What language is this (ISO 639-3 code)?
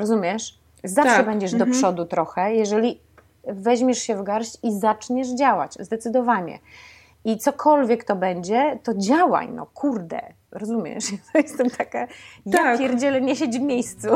pol